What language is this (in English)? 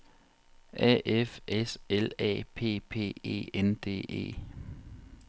Danish